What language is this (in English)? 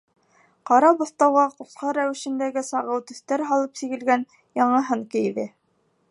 Bashkir